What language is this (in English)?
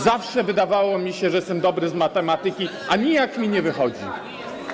Polish